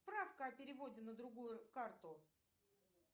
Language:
Russian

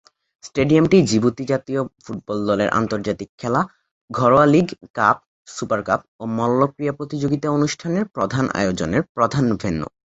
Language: Bangla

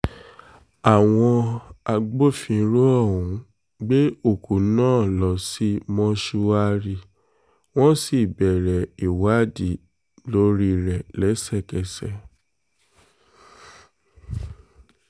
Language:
Yoruba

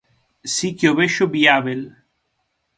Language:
Galician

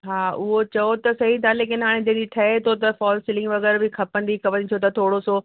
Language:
Sindhi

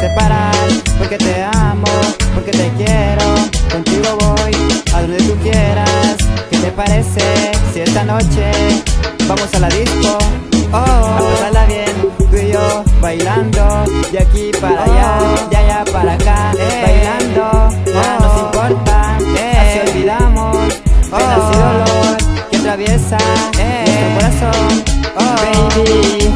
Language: Italian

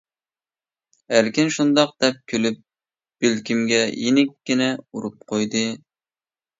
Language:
Uyghur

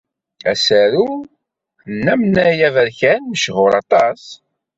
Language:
Kabyle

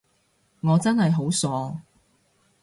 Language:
Cantonese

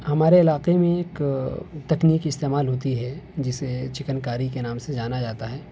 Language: Urdu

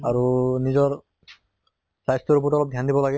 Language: Assamese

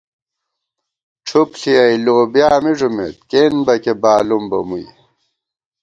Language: Gawar-Bati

